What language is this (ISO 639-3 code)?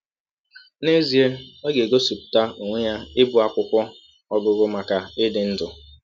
ibo